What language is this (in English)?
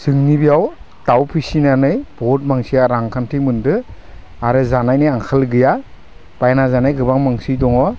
Bodo